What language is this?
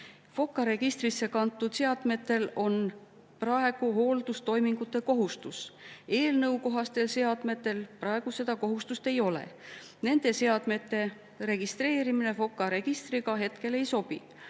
Estonian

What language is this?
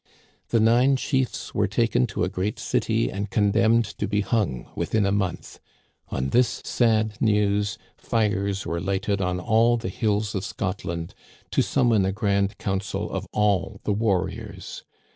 English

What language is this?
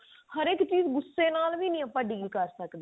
Punjabi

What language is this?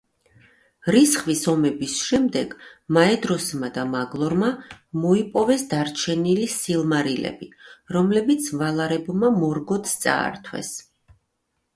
Georgian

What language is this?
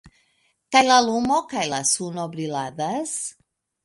Esperanto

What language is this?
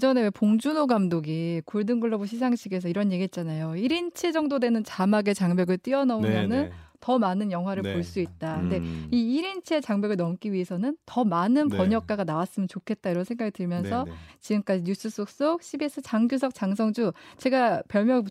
Korean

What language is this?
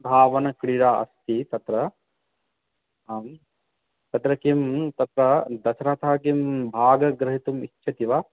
Sanskrit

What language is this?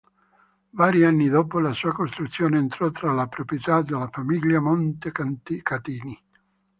Italian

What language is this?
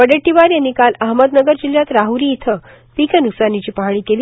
Marathi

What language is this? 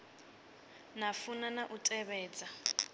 Venda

